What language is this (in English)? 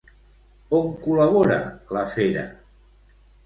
Catalan